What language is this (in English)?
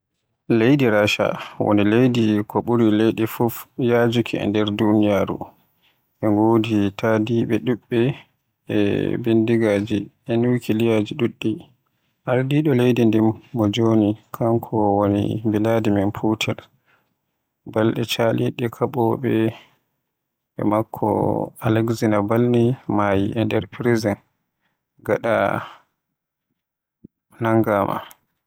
Western Niger Fulfulde